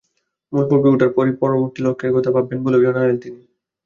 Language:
Bangla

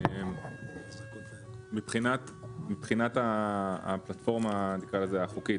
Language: Hebrew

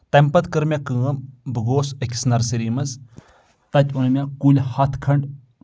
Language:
Kashmiri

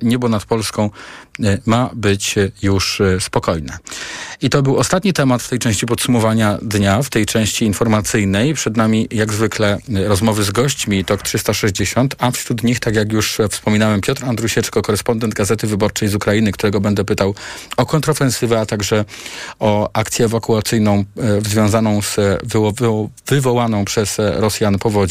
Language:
Polish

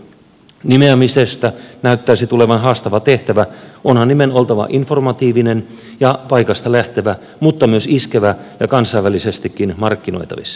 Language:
Finnish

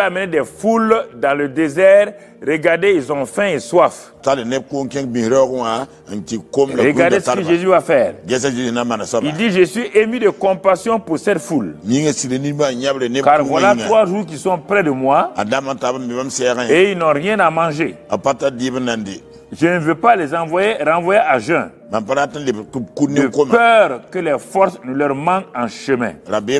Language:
French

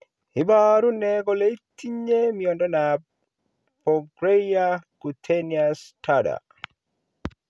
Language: Kalenjin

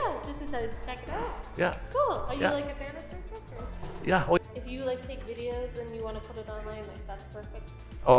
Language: English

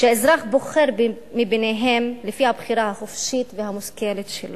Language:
Hebrew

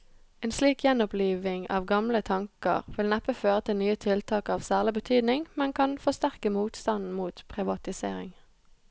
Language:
Norwegian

